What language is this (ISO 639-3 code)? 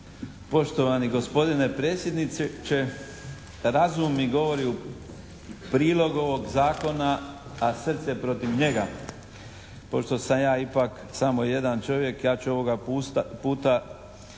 hrv